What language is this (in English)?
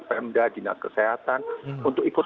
Indonesian